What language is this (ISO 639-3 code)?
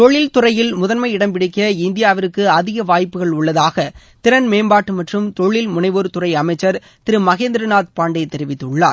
tam